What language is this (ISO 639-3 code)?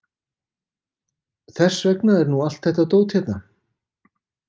isl